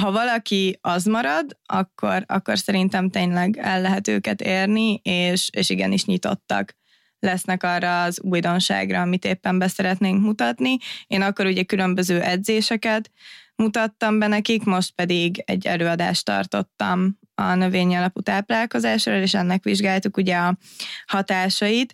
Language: Hungarian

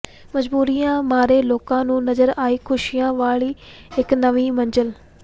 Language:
Punjabi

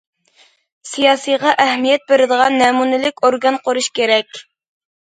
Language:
Uyghur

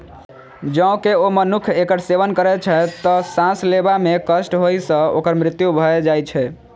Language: Maithili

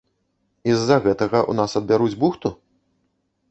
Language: Belarusian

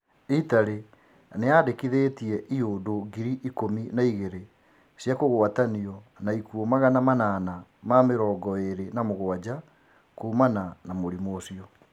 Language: Kikuyu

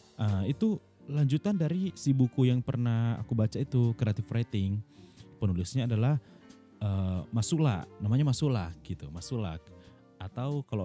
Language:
Indonesian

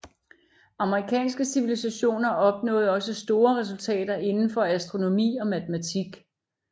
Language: Danish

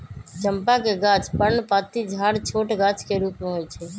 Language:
Magahi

